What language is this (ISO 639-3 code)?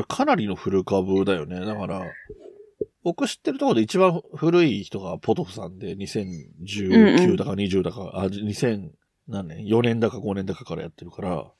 jpn